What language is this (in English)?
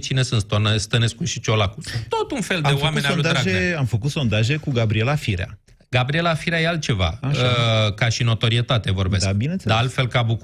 Romanian